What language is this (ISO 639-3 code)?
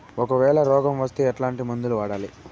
tel